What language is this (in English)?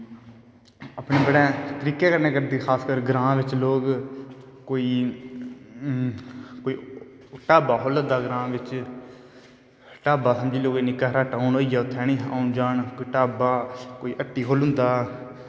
Dogri